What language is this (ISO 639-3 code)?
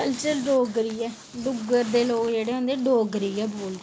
doi